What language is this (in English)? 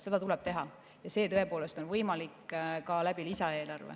Estonian